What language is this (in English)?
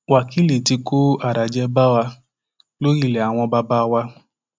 Yoruba